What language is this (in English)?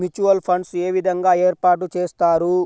Telugu